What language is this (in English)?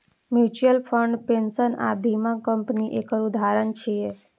Maithili